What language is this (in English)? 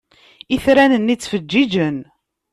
Kabyle